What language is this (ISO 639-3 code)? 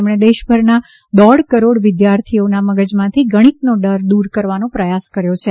guj